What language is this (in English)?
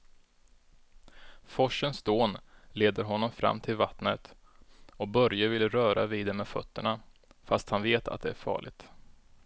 Swedish